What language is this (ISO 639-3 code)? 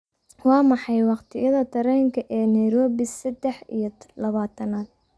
som